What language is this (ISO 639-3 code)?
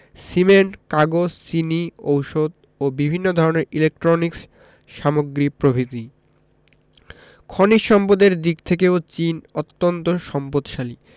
ben